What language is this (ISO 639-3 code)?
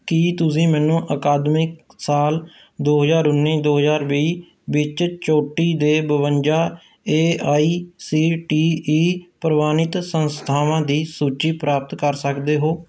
pan